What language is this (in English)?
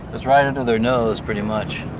English